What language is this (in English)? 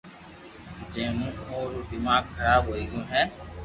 Loarki